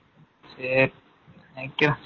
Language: Tamil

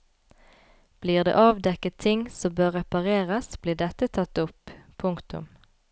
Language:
Norwegian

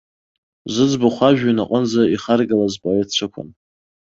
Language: Abkhazian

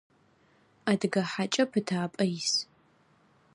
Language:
Adyghe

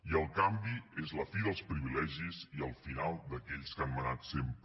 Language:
Catalan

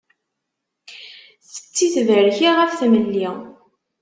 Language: Kabyle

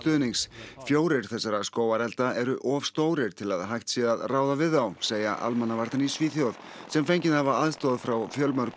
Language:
Icelandic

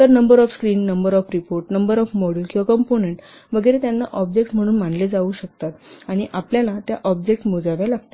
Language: Marathi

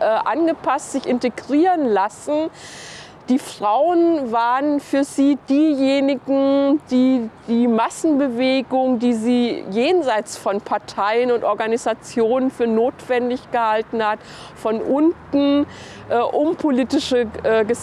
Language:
German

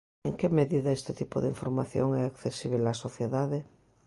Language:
Galician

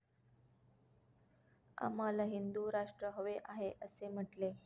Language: Marathi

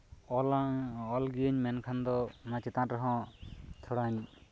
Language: Santali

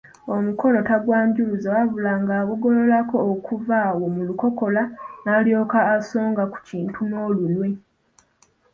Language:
Ganda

